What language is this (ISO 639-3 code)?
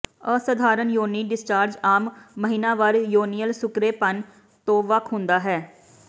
pan